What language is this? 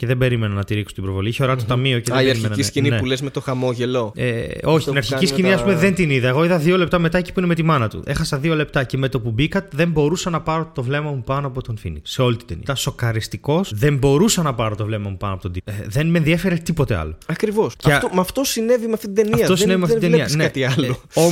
Greek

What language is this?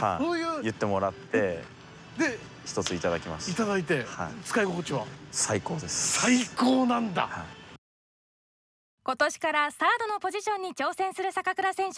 Japanese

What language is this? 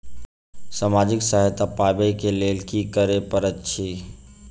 Maithili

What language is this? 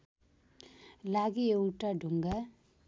Nepali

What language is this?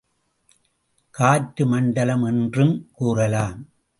Tamil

